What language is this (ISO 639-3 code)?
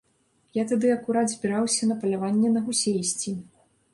bel